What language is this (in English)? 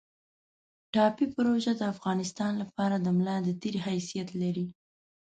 Pashto